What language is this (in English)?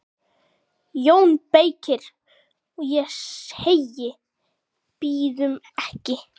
Icelandic